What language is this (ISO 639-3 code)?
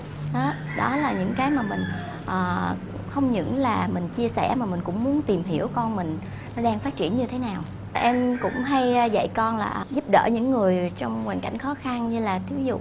vie